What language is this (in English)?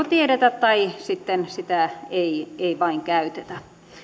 Finnish